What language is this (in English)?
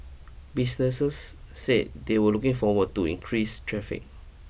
English